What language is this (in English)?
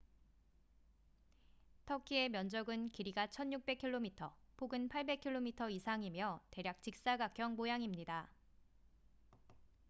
Korean